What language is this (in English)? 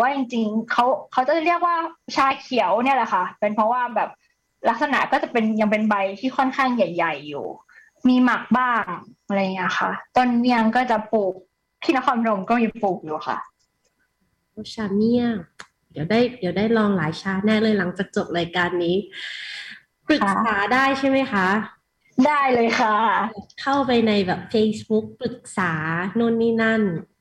Thai